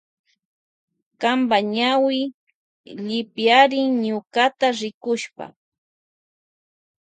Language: Loja Highland Quichua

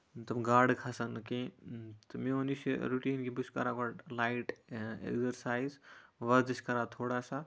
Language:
Kashmiri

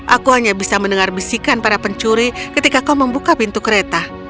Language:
Indonesian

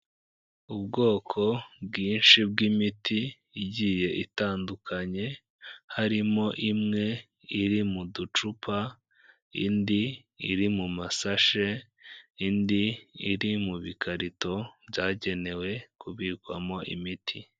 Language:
Kinyarwanda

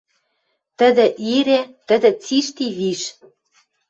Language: Western Mari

